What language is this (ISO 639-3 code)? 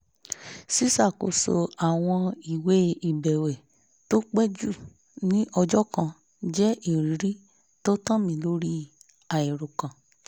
yor